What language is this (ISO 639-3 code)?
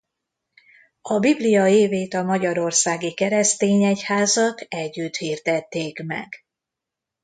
hun